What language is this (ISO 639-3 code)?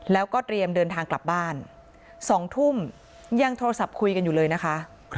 tha